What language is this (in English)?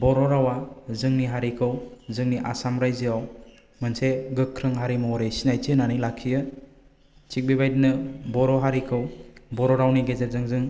Bodo